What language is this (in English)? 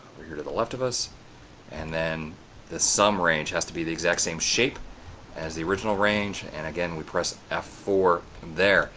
English